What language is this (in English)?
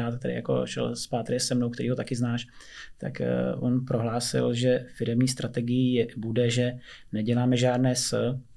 Czech